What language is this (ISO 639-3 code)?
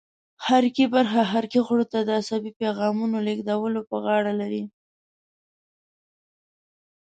pus